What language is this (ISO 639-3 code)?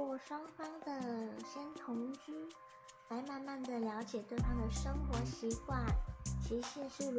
zho